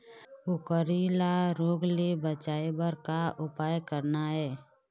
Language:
Chhattisgarhi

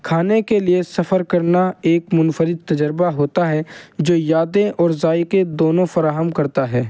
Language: Urdu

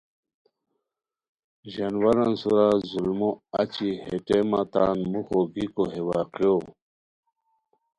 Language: Khowar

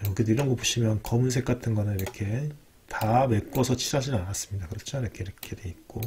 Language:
Korean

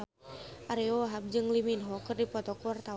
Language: Sundanese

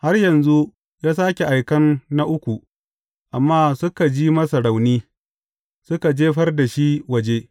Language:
Hausa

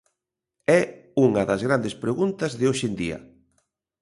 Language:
Galician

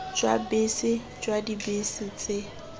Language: Tswana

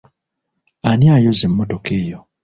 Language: Ganda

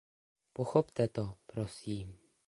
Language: Czech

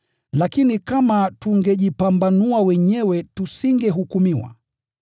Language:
Swahili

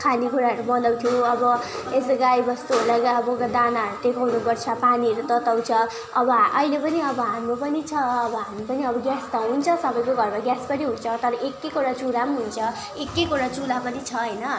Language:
Nepali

